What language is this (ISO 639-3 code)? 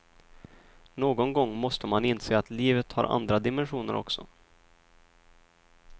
swe